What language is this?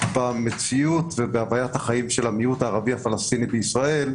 Hebrew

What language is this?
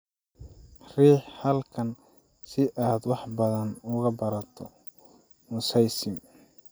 Somali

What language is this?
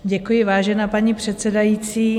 Czech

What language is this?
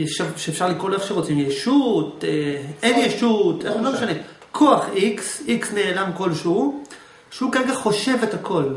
Hebrew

